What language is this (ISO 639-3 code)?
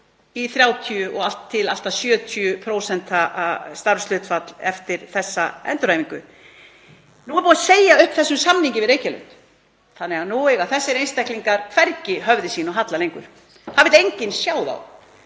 isl